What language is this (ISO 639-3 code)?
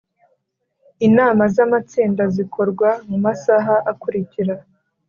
kin